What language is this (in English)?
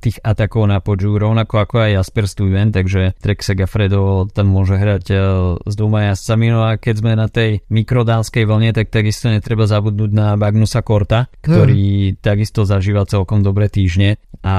Slovak